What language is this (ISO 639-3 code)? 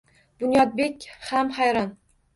uzb